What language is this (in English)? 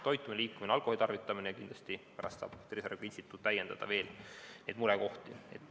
Estonian